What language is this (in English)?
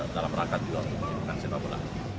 Indonesian